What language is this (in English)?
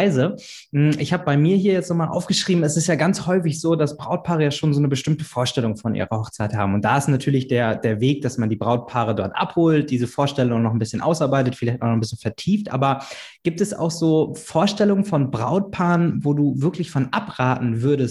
German